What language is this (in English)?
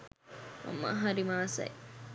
Sinhala